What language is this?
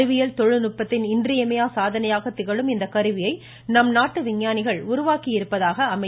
Tamil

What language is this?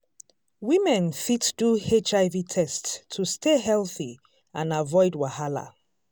Nigerian Pidgin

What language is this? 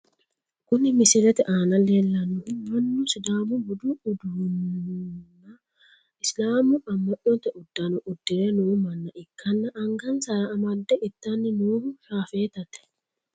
Sidamo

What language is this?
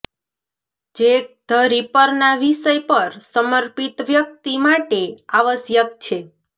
Gujarati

